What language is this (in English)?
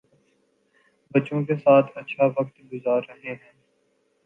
Urdu